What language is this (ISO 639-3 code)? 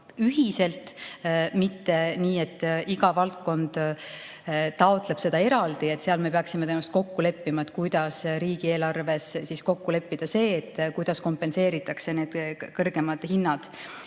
est